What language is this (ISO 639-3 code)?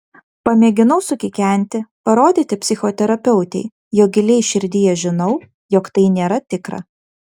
lit